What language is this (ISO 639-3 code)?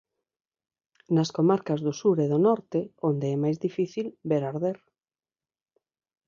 glg